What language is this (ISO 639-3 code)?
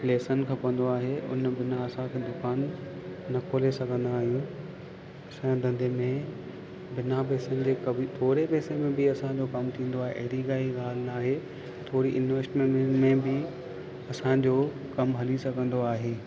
snd